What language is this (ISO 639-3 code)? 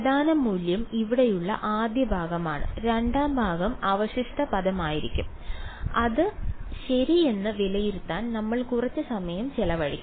mal